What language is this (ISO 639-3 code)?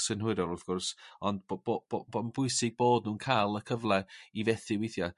cym